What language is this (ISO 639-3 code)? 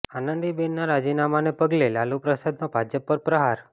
guj